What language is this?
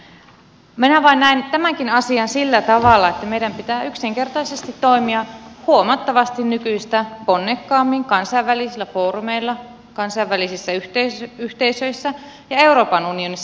Finnish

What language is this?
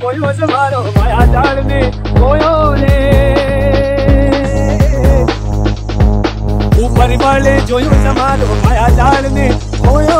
Arabic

